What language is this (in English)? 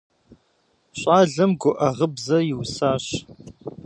Kabardian